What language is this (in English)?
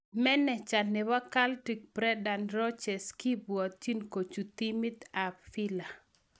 Kalenjin